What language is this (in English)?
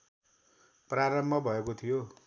Nepali